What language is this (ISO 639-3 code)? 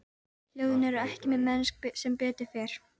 isl